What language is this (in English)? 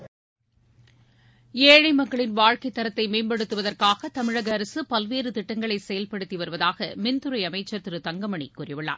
Tamil